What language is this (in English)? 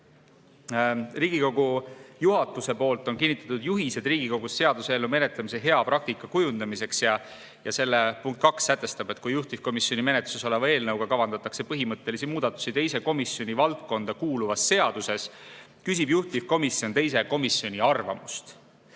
Estonian